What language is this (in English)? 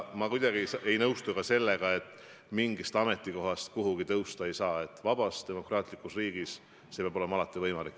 Estonian